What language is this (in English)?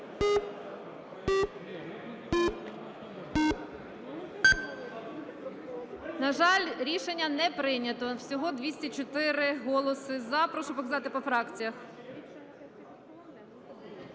Ukrainian